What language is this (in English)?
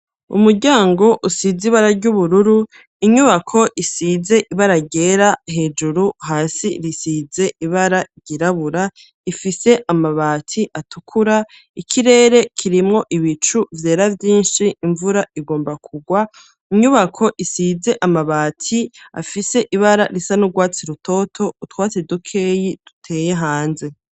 Rundi